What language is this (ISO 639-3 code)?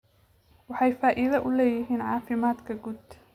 som